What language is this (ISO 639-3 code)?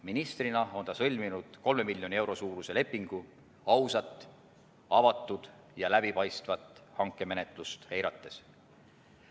est